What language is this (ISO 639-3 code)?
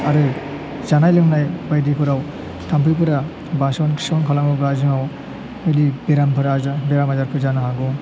brx